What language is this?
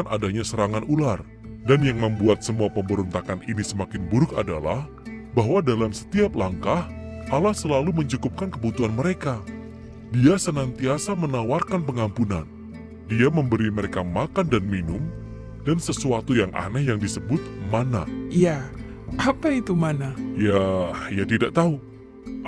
Indonesian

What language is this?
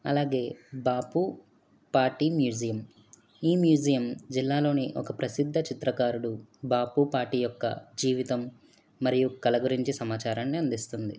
Telugu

